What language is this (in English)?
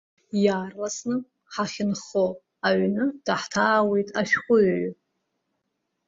Abkhazian